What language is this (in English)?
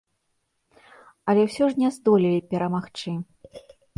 Belarusian